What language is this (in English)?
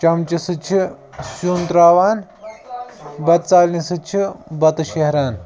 Kashmiri